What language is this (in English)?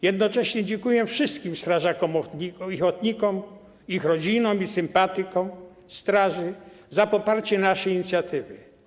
Polish